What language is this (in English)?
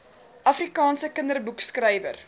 Afrikaans